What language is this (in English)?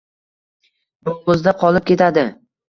Uzbek